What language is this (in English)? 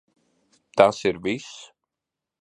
Latvian